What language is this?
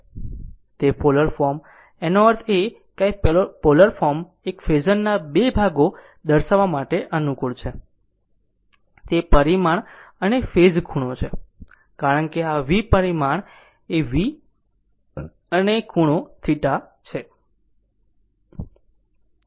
Gujarati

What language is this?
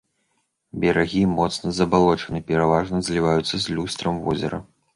Belarusian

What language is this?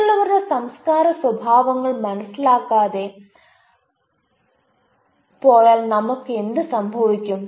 Malayalam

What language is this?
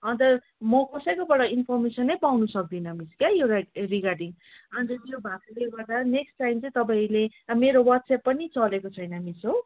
Nepali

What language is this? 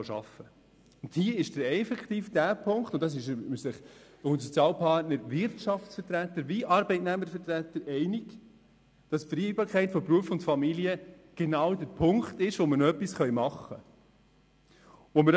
Swiss German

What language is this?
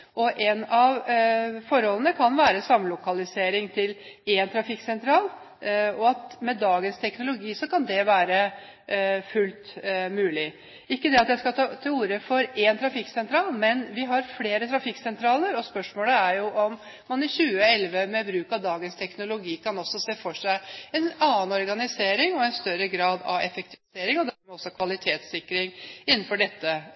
Norwegian Bokmål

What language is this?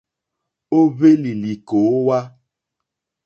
Mokpwe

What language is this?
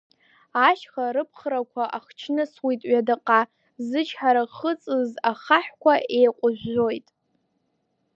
Abkhazian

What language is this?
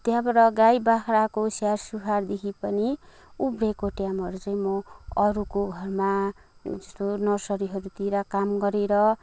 Nepali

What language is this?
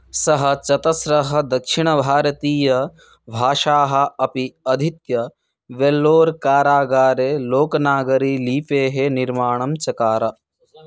Sanskrit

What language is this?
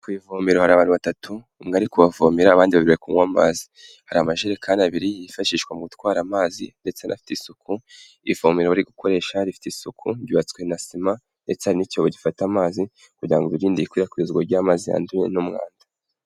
Kinyarwanda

